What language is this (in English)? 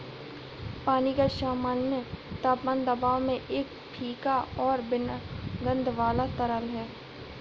Hindi